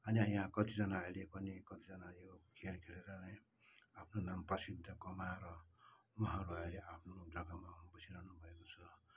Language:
Nepali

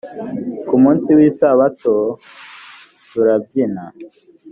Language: Kinyarwanda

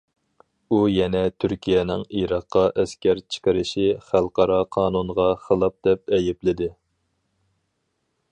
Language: Uyghur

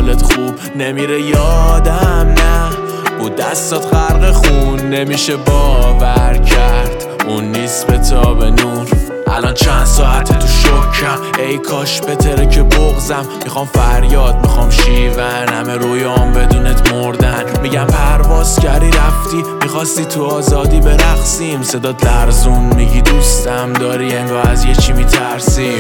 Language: Persian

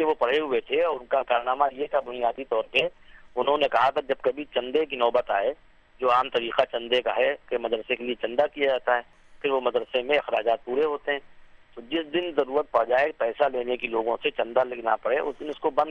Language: Urdu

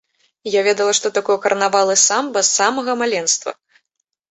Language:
Belarusian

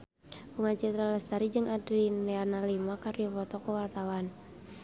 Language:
Sundanese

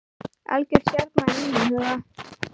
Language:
Icelandic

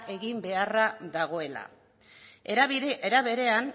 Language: Basque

